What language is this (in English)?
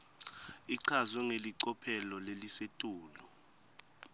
Swati